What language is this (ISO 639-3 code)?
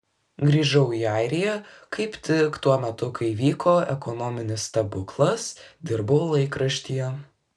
lit